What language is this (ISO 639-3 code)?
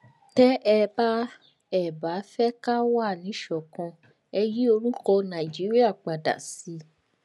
yor